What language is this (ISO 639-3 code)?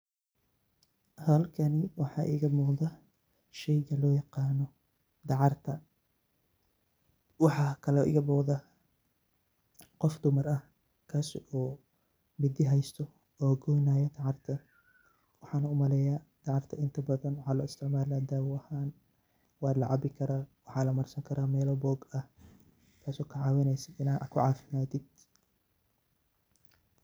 som